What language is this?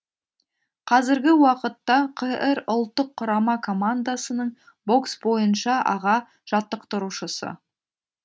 Kazakh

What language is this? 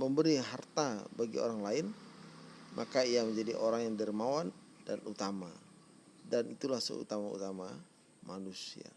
Indonesian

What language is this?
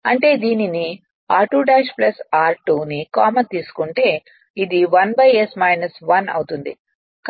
Telugu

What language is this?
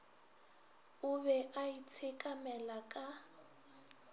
Northern Sotho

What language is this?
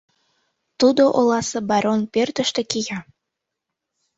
Mari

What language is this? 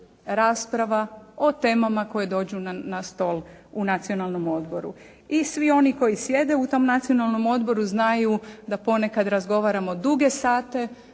Croatian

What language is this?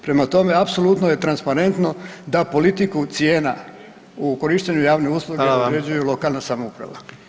Croatian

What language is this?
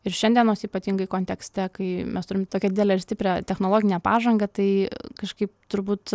Lithuanian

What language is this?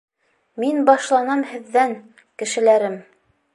Bashkir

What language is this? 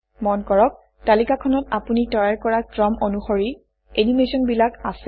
Assamese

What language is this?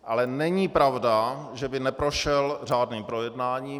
Czech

